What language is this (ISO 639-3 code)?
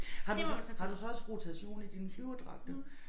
dan